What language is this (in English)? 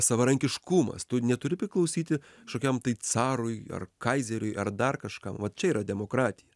Lithuanian